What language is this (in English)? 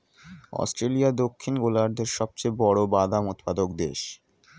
Bangla